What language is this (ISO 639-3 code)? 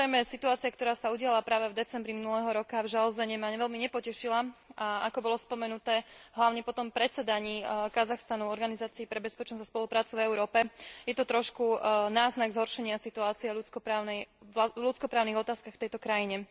slk